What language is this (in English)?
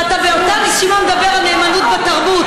Hebrew